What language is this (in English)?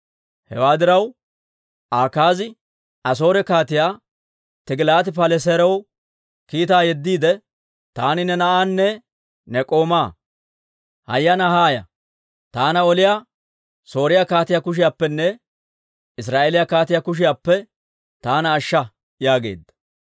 Dawro